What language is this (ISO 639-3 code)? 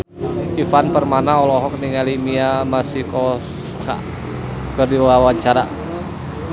sun